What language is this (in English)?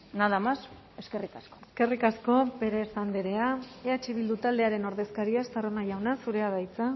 Basque